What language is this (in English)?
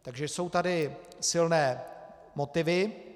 Czech